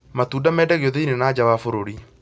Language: Kikuyu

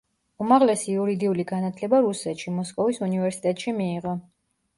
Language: Georgian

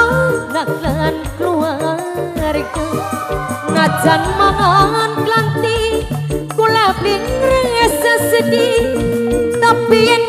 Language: Indonesian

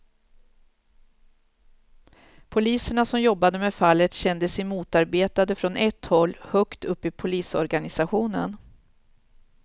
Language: Swedish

